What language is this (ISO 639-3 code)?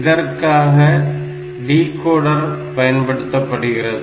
tam